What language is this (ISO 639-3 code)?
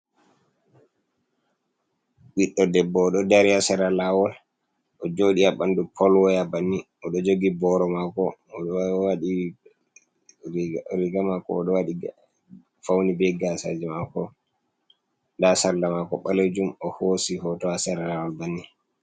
ful